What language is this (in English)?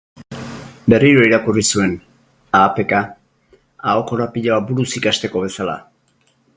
Basque